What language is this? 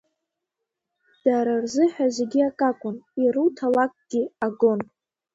Abkhazian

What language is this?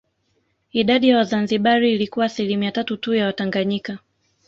Swahili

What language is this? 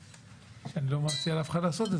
Hebrew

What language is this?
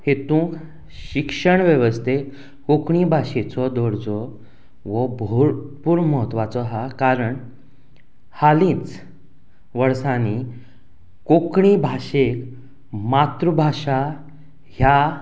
Konkani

